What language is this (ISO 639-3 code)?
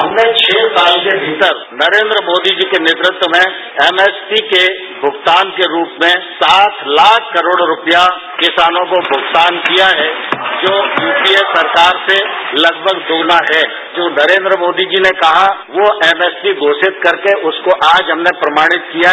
hin